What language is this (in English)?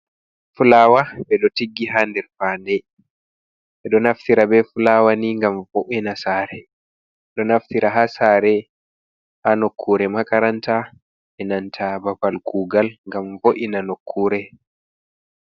Fula